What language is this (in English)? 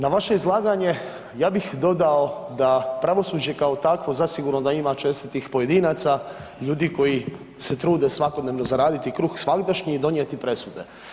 Croatian